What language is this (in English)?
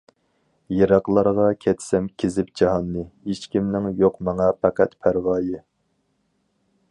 Uyghur